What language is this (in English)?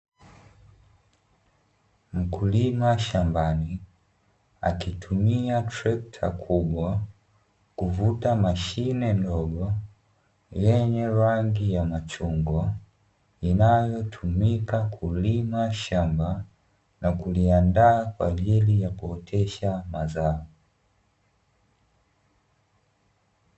Swahili